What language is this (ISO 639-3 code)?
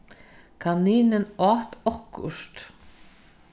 fao